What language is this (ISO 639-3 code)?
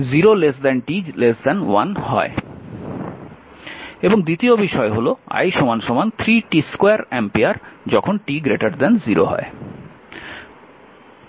ben